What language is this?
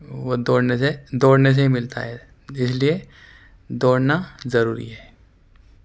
Urdu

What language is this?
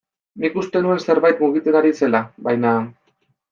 Basque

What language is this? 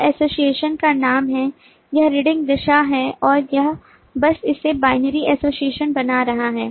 Hindi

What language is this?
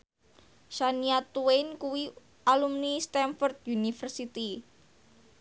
Javanese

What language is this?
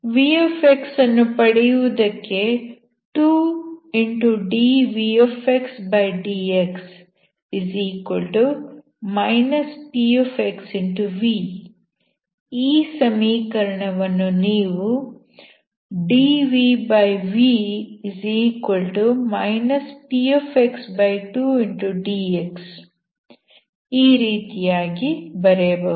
Kannada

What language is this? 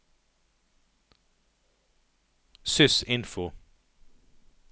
Norwegian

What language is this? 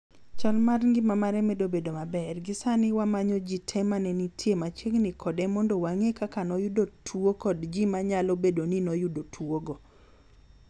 Luo (Kenya and Tanzania)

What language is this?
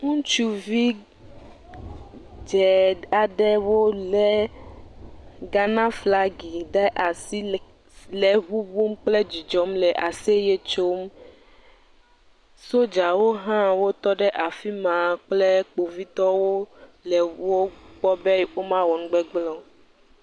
Ewe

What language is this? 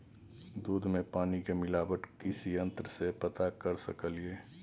Maithili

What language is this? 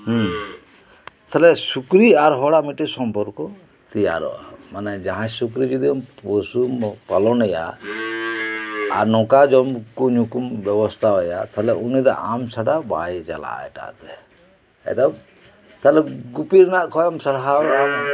Santali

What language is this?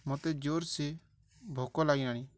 Odia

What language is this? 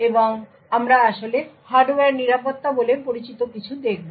Bangla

